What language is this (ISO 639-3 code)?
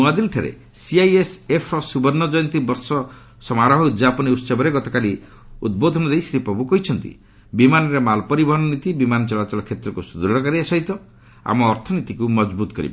ori